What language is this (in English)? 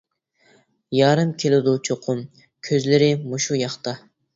Uyghur